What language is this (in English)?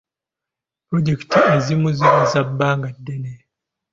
Ganda